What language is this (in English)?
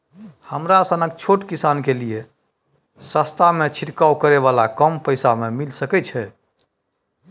Maithili